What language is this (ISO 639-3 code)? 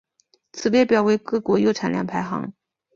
zho